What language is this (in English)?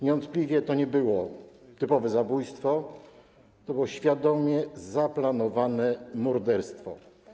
Polish